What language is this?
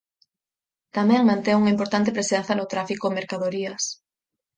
Galician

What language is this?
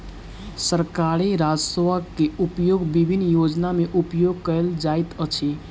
Maithili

